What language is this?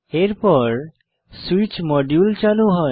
Bangla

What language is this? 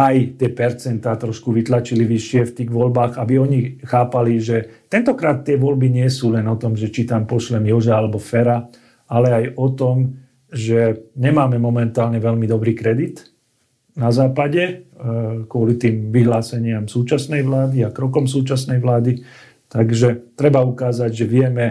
Slovak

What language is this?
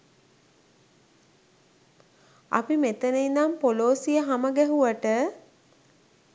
Sinhala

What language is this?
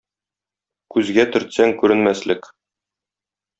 Tatar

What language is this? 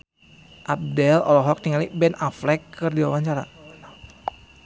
Sundanese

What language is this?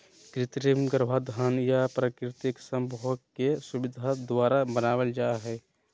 Magahi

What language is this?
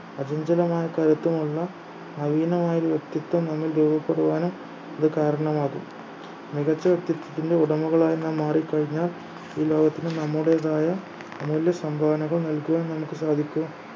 Malayalam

